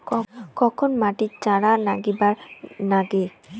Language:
Bangla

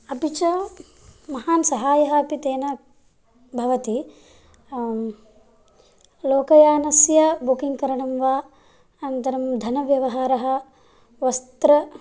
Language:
Sanskrit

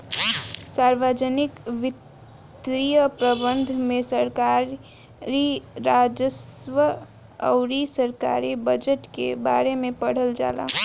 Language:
Bhojpuri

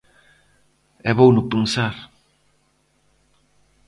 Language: Galician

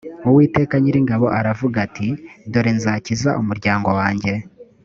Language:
Kinyarwanda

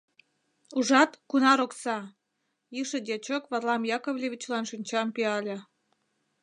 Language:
Mari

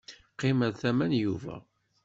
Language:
Kabyle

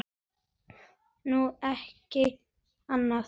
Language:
Icelandic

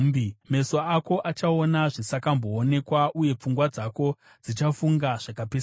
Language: Shona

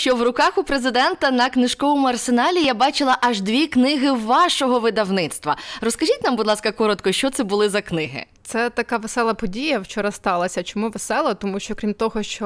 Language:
Ukrainian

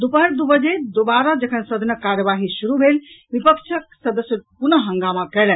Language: Maithili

